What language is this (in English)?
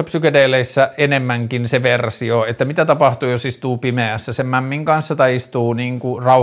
Finnish